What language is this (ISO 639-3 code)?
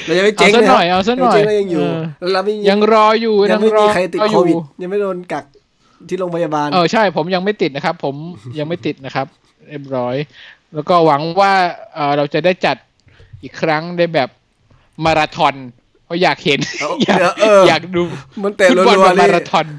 tha